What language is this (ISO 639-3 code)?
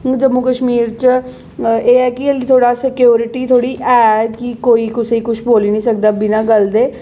doi